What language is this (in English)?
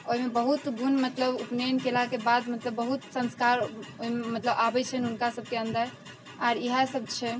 Maithili